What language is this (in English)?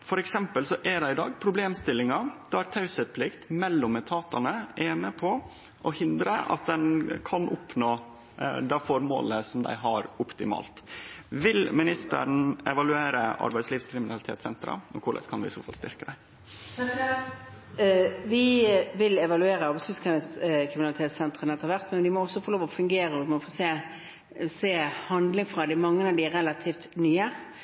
Norwegian